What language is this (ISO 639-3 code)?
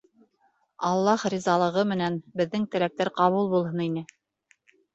bak